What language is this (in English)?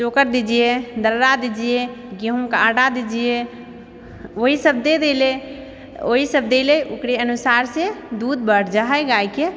Maithili